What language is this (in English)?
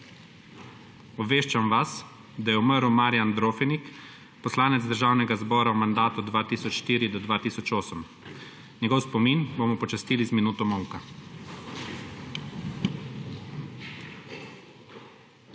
Slovenian